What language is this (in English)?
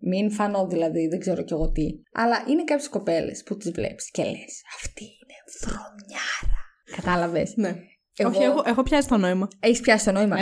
Greek